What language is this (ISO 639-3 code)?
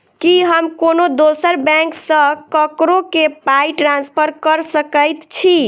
mai